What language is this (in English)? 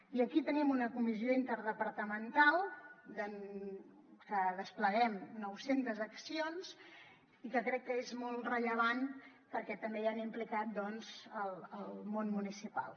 Catalan